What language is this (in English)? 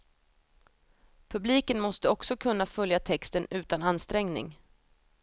Swedish